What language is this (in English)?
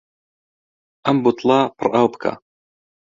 Central Kurdish